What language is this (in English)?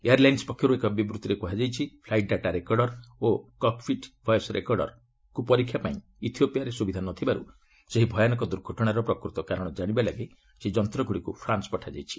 Odia